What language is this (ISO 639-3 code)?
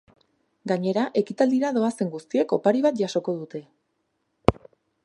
eus